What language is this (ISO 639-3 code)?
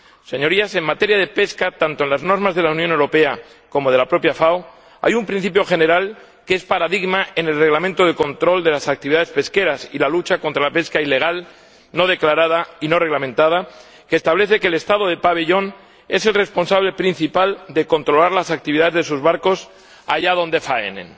spa